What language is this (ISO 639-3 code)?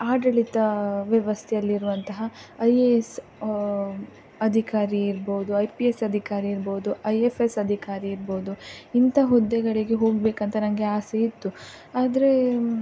kan